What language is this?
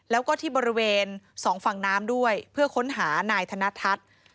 Thai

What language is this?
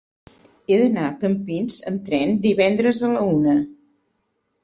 Catalan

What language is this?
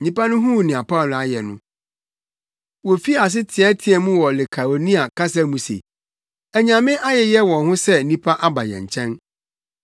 Akan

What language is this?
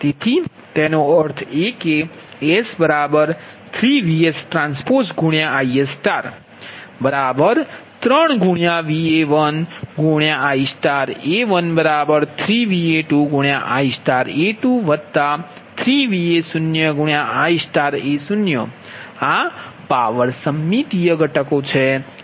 Gujarati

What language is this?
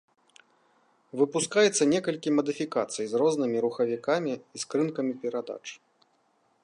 Belarusian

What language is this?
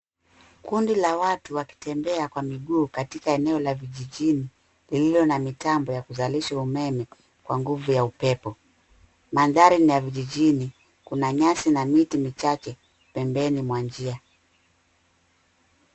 Swahili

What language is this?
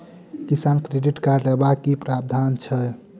Maithili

